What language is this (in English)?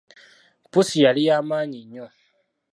Ganda